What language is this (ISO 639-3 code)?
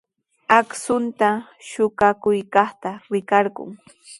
qws